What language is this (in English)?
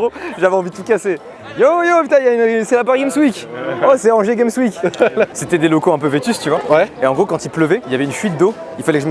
French